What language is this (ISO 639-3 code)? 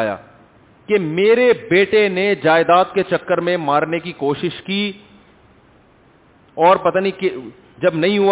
urd